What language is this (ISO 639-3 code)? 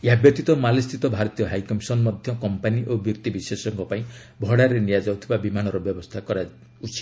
ori